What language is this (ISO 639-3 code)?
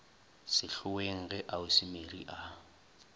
nso